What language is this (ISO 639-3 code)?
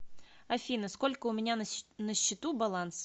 rus